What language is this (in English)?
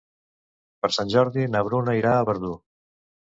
Catalan